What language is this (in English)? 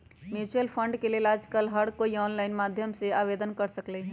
Magahi